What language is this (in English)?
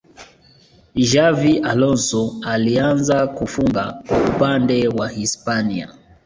Swahili